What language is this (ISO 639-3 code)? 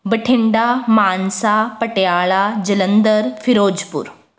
pan